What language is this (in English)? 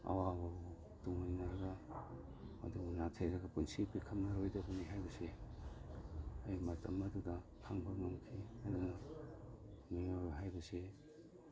Manipuri